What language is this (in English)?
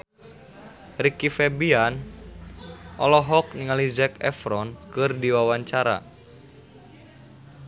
Sundanese